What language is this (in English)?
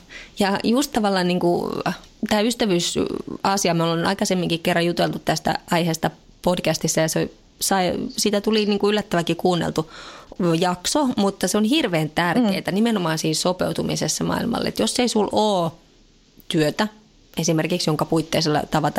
Finnish